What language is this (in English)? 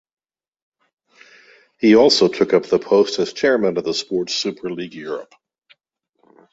English